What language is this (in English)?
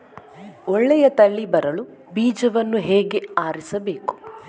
Kannada